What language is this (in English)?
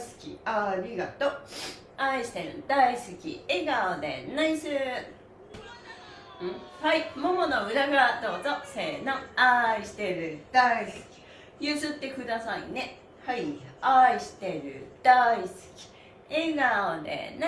Japanese